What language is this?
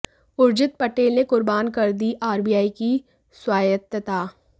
Hindi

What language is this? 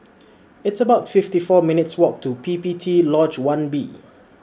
English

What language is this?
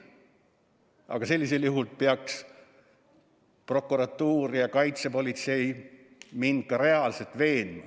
Estonian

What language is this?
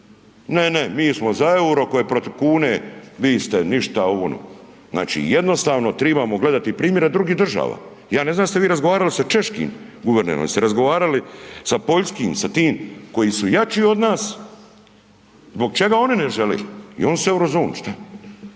Croatian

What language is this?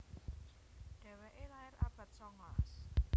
Javanese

